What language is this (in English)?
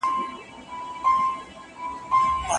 Pashto